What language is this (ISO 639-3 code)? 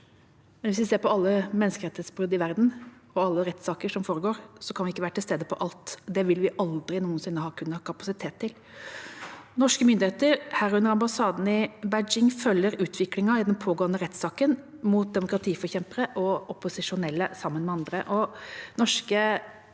nor